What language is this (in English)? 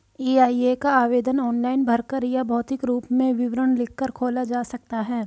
Hindi